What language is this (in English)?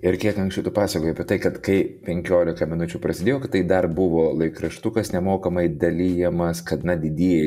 Lithuanian